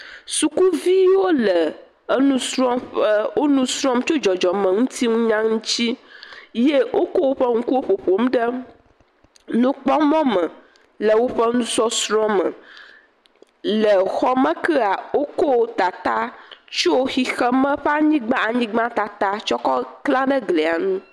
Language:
Ewe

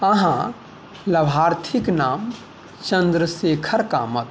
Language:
Maithili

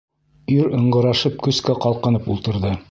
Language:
Bashkir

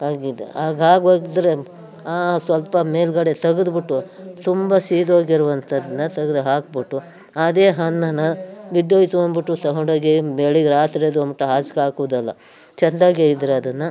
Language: Kannada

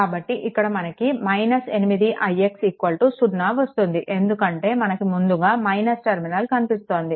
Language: Telugu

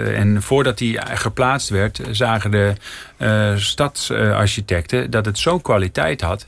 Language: Dutch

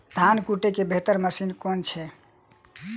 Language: Maithili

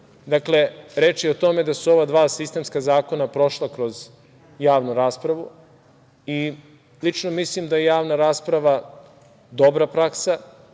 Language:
Serbian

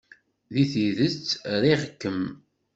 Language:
Kabyle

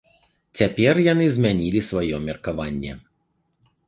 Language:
Belarusian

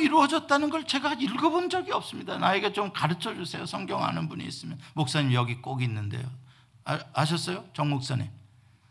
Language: Korean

